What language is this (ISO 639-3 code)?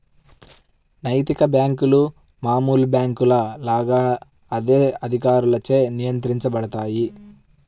tel